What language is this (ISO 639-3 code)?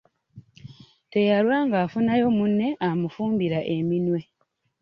lug